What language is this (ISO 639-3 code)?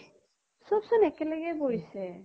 asm